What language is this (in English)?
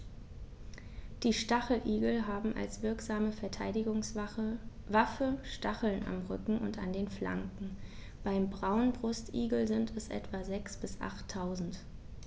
German